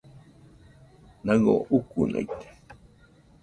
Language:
Nüpode Huitoto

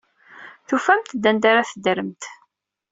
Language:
Kabyle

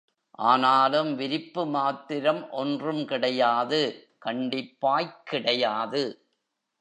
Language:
Tamil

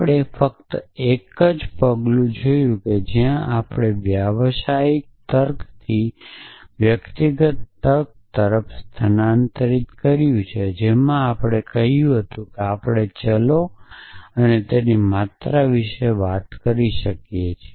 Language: Gujarati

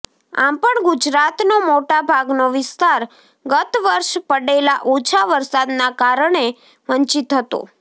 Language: Gujarati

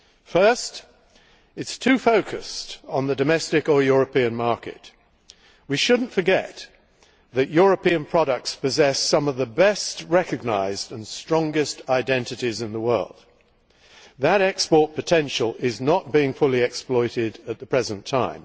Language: English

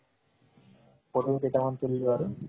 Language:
Assamese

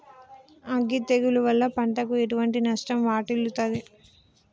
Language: Telugu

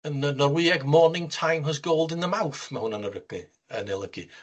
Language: Welsh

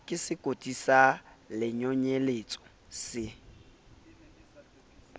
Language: Southern Sotho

